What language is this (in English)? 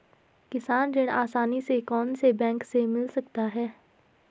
Hindi